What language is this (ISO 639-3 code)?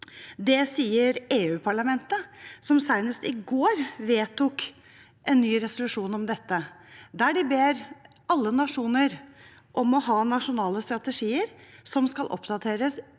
nor